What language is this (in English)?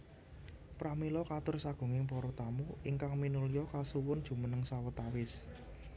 Javanese